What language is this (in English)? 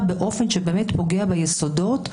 Hebrew